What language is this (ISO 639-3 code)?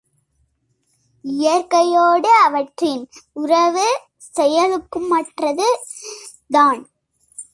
tam